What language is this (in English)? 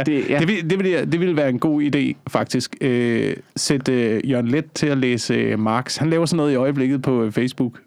Danish